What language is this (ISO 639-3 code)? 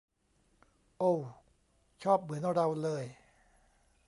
tha